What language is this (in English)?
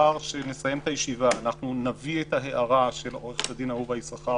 Hebrew